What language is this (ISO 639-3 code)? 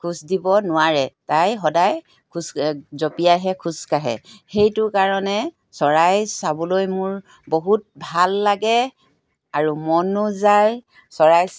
asm